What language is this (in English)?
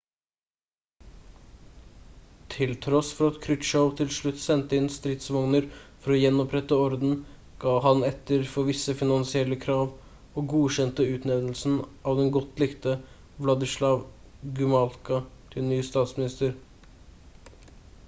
Norwegian Bokmål